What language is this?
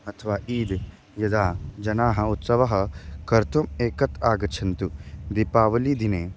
Sanskrit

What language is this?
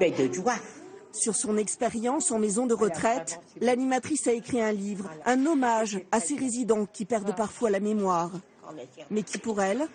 French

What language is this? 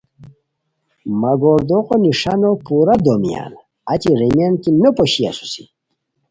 Khowar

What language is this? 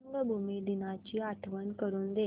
Marathi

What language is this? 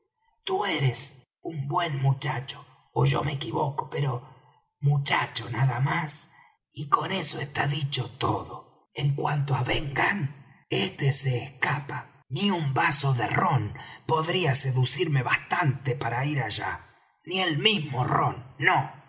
Spanish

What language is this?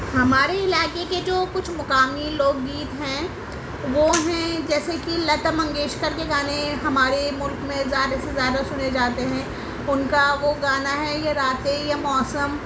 Urdu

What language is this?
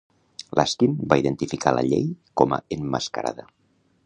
Catalan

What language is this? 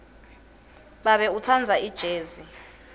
Swati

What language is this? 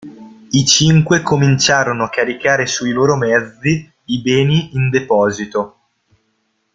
Italian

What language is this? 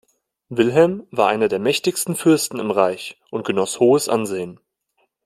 German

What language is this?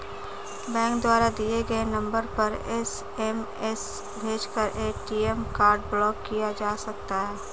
Hindi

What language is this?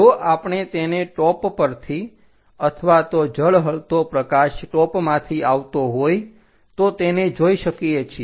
Gujarati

